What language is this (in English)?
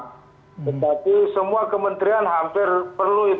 Indonesian